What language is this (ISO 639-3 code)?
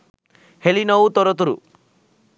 sin